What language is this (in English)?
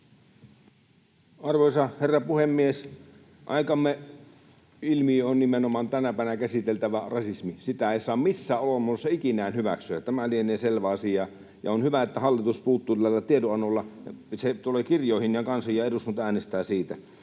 Finnish